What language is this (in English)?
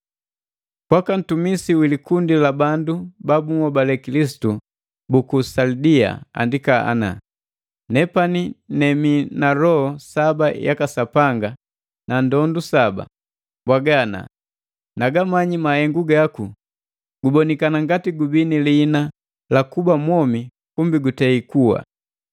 Matengo